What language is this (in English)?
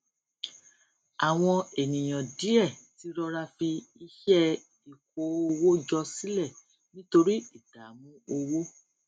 Yoruba